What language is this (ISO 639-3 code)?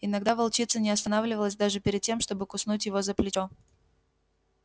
rus